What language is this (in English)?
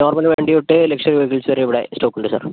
Malayalam